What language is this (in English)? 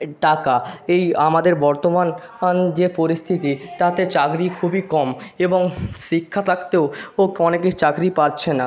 Bangla